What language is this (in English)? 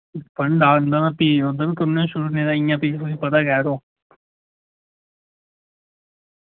Dogri